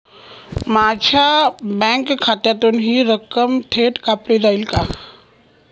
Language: Marathi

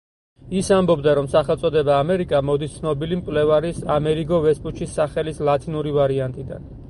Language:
Georgian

